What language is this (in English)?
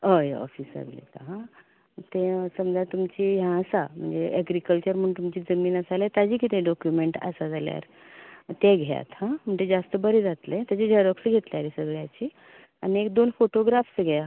Konkani